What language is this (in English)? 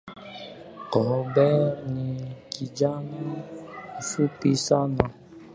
Swahili